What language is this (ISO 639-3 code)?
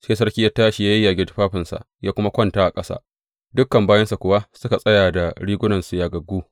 hau